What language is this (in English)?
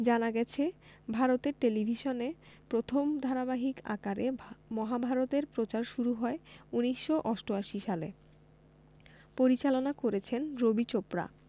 Bangla